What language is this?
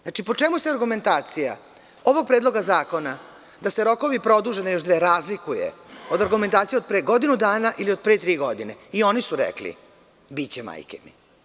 Serbian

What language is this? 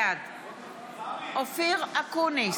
Hebrew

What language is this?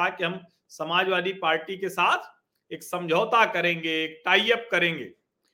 Hindi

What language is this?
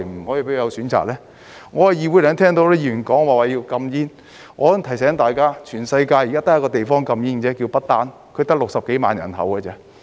Cantonese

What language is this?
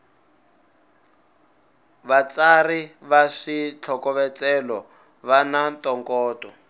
Tsonga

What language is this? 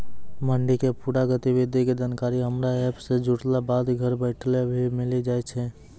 Maithili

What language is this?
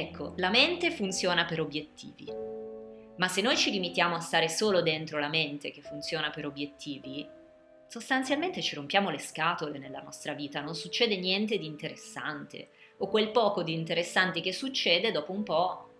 Italian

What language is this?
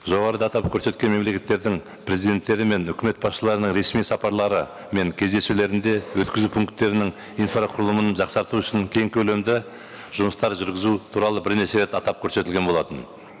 Kazakh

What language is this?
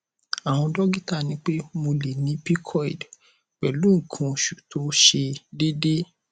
Yoruba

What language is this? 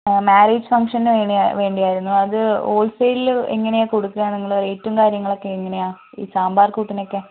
Malayalam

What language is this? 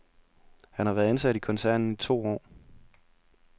Danish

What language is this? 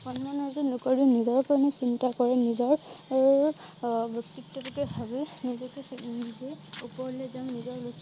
Assamese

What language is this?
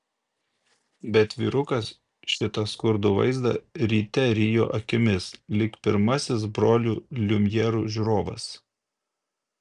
Lithuanian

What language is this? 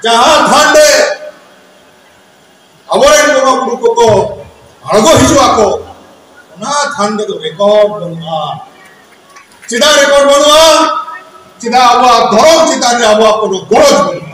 Indonesian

